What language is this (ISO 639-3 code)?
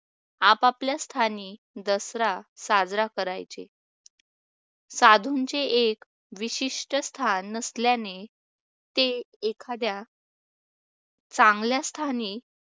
mar